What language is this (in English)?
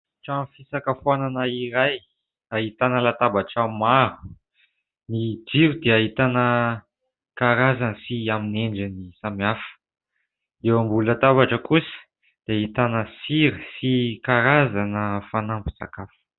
Malagasy